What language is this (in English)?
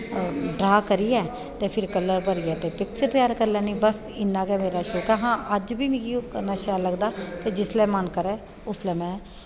Dogri